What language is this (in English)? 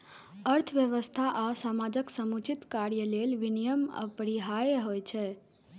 Maithili